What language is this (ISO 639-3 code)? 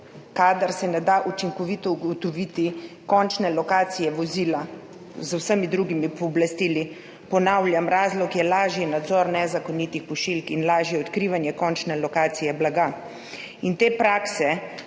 slv